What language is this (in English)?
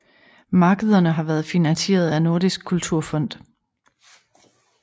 Danish